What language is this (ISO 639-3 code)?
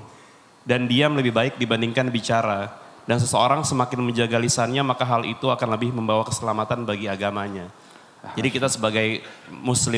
ind